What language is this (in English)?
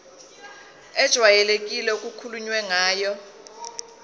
Zulu